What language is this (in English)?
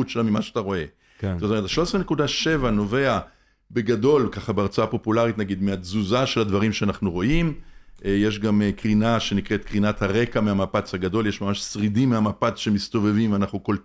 Hebrew